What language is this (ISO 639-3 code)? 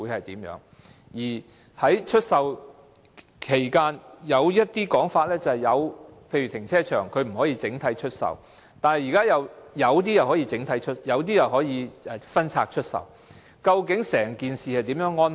yue